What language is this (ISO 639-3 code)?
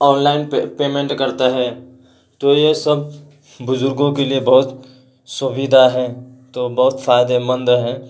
urd